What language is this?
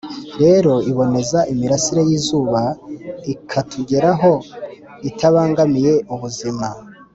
Kinyarwanda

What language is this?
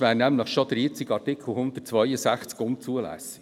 Swiss German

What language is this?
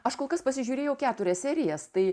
Lithuanian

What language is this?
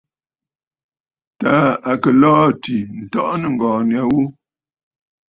Bafut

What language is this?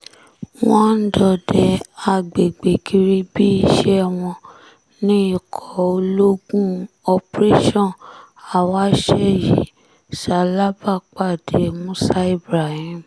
Yoruba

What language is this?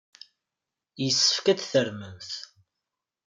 Kabyle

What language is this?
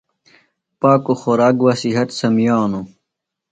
Phalura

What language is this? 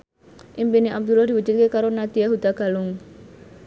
Javanese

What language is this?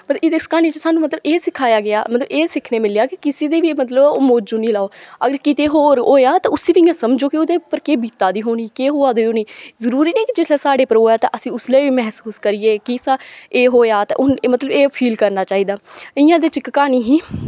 Dogri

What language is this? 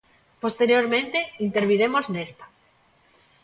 Galician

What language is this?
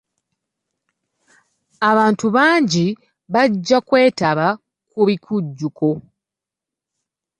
Ganda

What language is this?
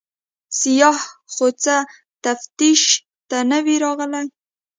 Pashto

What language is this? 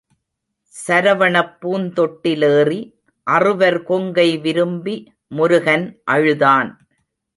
Tamil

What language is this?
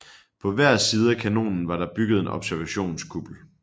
Danish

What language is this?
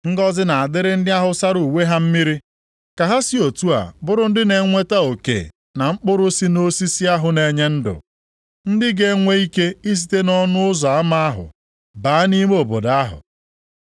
Igbo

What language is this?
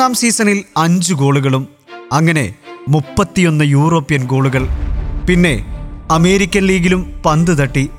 Malayalam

